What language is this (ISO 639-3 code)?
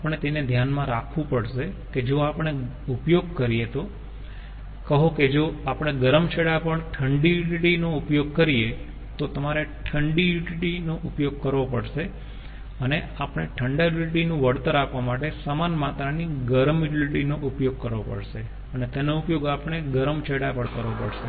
guj